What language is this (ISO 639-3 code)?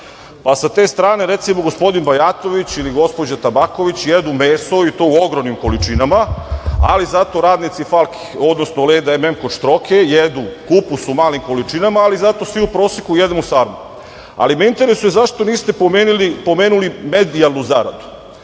srp